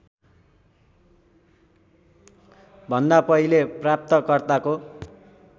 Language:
Nepali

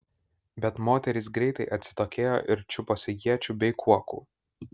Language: Lithuanian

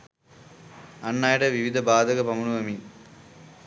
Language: Sinhala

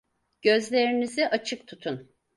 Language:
Turkish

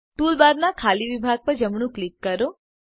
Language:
Gujarati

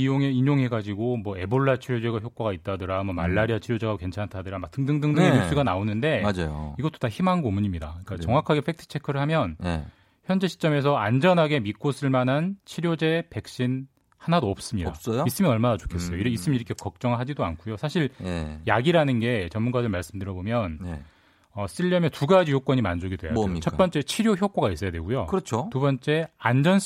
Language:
Korean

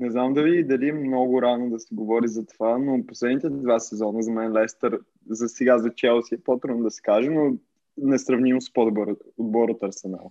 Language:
Bulgarian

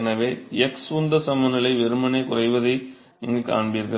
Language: Tamil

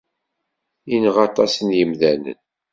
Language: Kabyle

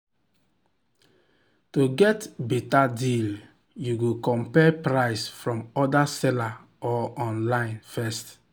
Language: Nigerian Pidgin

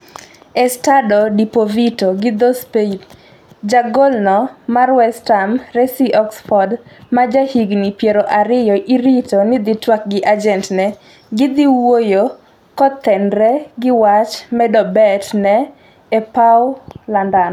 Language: Luo (Kenya and Tanzania)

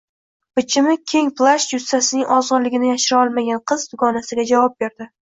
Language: Uzbek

